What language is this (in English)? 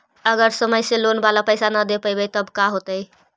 Magahi